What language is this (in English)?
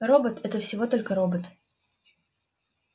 Russian